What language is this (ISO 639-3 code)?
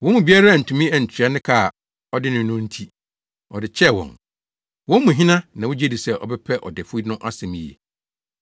aka